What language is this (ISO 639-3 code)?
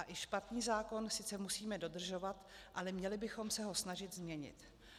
ces